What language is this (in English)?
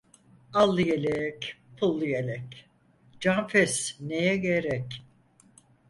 Turkish